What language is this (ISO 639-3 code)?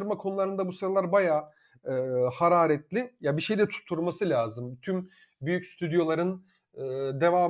tur